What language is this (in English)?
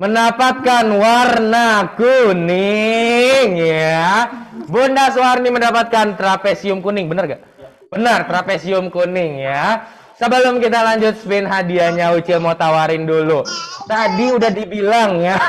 Indonesian